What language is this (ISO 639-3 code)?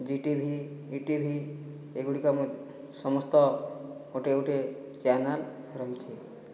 ori